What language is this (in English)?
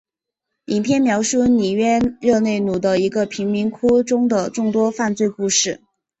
Chinese